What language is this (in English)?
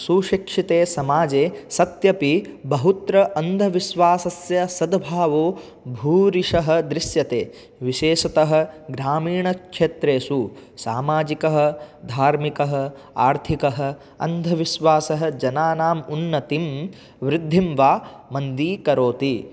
Sanskrit